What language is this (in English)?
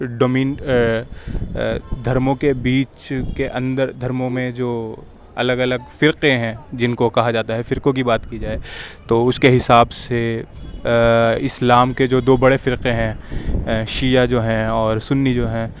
Urdu